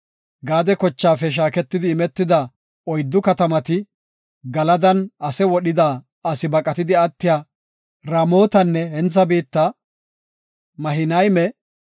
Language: Gofa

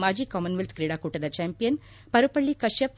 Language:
Kannada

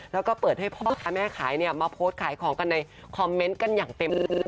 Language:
Thai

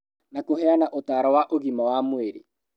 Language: Kikuyu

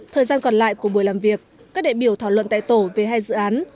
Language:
Vietnamese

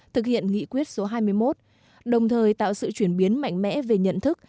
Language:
Vietnamese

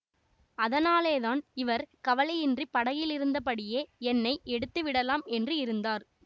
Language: Tamil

